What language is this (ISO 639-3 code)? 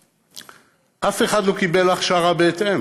heb